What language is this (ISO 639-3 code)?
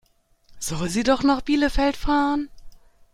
deu